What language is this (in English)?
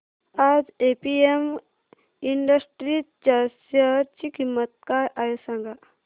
Marathi